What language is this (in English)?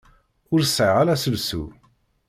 Kabyle